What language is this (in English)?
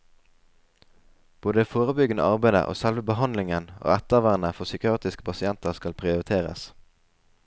Norwegian